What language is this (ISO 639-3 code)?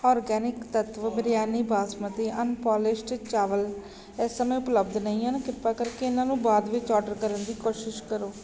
pan